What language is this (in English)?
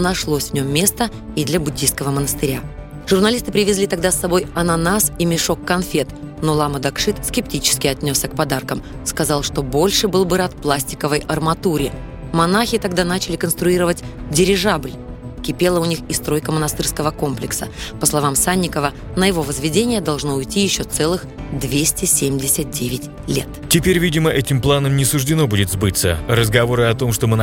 Russian